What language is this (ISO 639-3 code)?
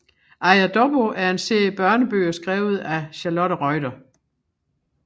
dan